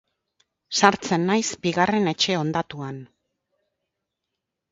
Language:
Basque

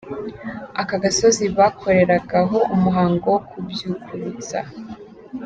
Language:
Kinyarwanda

